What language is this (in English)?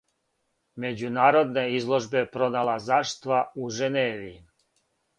Serbian